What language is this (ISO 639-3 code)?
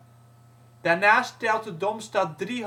nld